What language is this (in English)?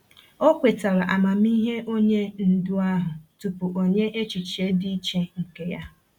Igbo